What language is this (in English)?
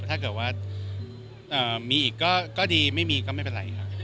Thai